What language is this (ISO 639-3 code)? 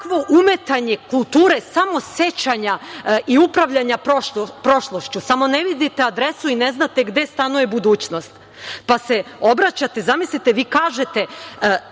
srp